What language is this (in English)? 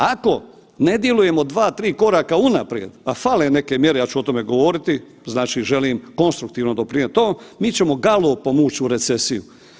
Croatian